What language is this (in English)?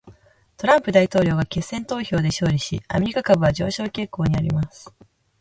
Japanese